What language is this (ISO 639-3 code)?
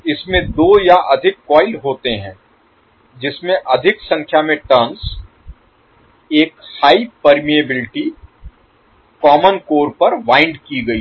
hin